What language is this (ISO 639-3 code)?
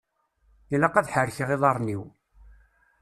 kab